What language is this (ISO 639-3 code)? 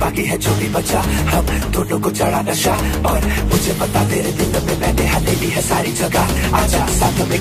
vie